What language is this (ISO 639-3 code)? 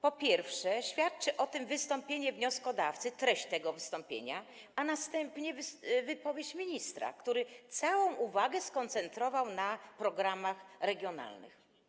pol